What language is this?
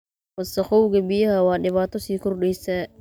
Somali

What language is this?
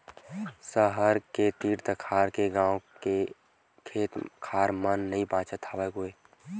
Chhattisgarhi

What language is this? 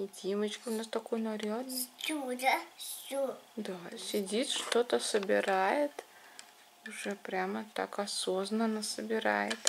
Russian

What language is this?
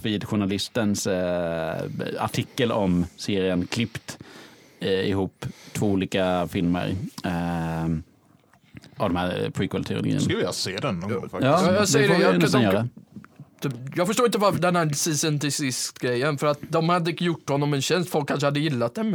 Swedish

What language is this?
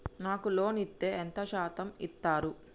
Telugu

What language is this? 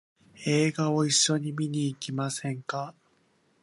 Japanese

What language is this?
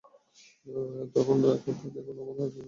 Bangla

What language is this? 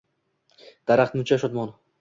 Uzbek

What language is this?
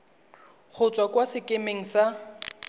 Tswana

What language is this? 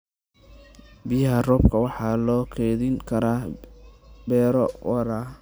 Somali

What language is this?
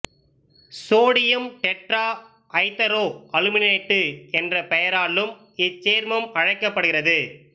Tamil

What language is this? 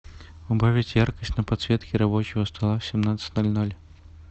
Russian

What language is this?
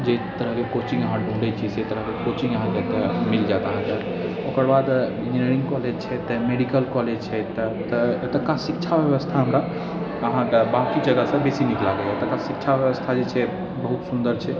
Maithili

